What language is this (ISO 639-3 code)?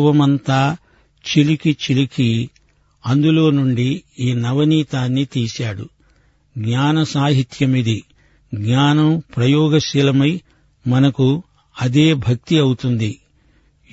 tel